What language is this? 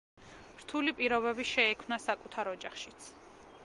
Georgian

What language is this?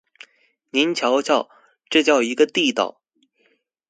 Chinese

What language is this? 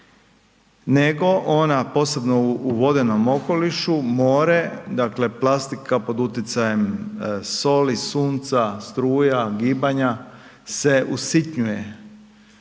Croatian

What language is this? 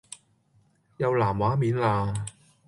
Cantonese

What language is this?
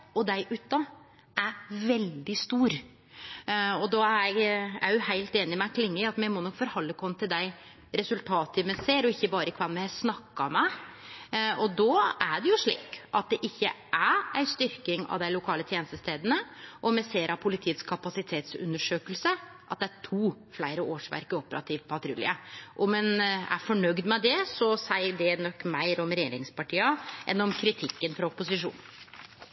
Norwegian Nynorsk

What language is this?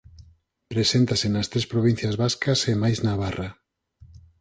Galician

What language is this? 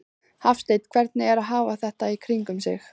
Icelandic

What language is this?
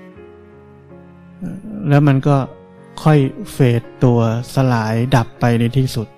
Thai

